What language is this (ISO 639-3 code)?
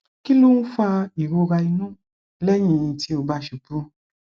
yor